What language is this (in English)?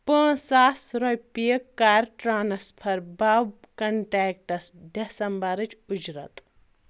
Kashmiri